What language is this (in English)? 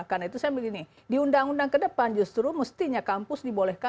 Indonesian